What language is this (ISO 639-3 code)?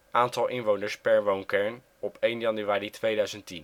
nld